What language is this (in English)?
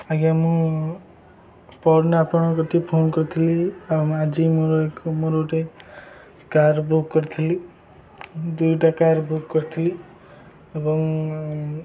Odia